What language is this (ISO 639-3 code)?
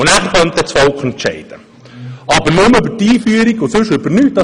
gsw